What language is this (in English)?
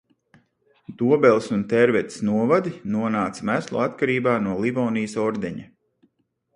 Latvian